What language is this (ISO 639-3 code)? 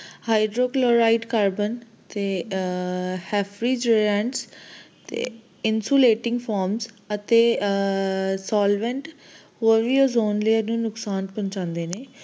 pan